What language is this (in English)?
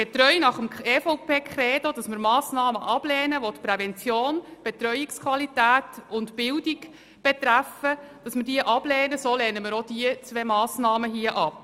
Swiss German